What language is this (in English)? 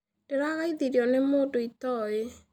Kikuyu